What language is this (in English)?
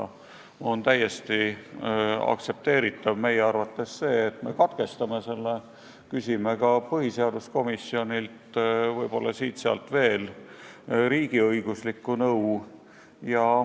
Estonian